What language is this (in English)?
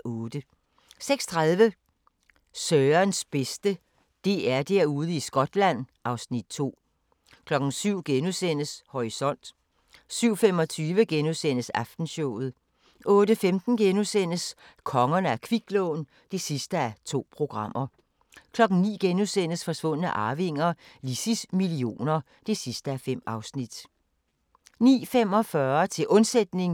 Danish